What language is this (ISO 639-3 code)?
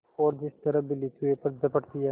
hin